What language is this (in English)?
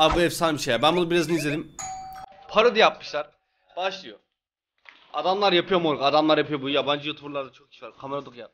Turkish